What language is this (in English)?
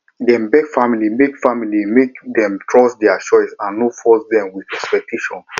Nigerian Pidgin